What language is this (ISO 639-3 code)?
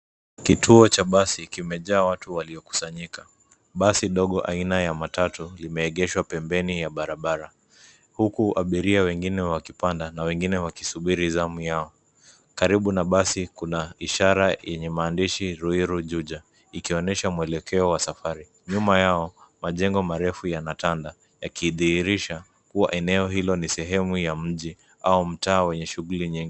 swa